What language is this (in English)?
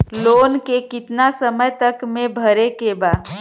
Bhojpuri